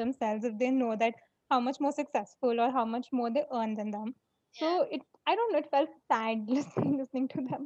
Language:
English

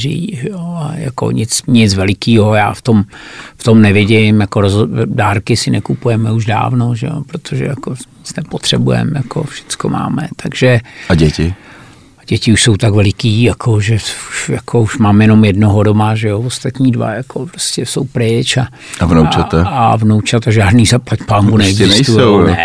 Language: Czech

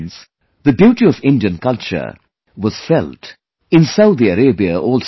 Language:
English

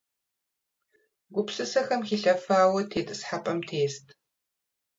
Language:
Kabardian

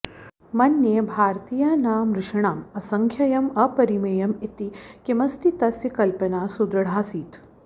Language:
Sanskrit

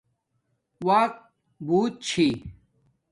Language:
Domaaki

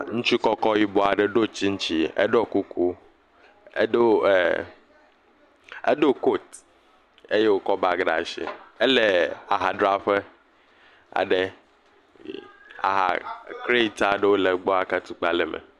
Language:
Ewe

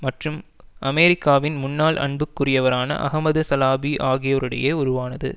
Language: Tamil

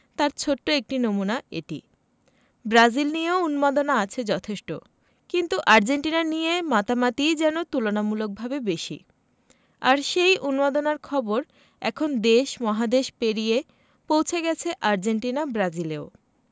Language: Bangla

